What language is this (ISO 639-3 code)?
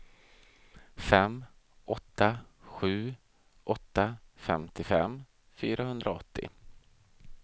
swe